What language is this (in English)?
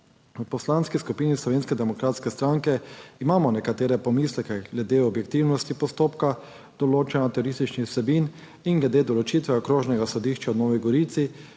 Slovenian